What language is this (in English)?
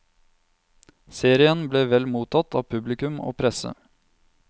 Norwegian